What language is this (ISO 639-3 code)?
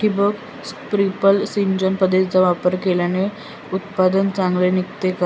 mar